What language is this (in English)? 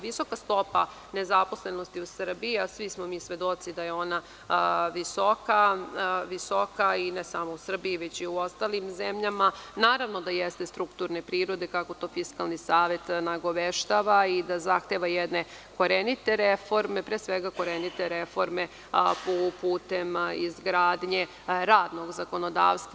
Serbian